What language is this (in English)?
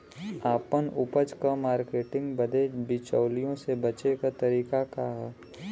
Bhojpuri